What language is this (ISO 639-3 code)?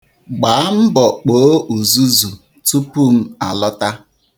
ibo